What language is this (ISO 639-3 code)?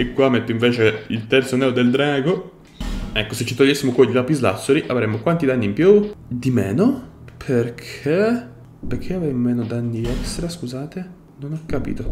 ita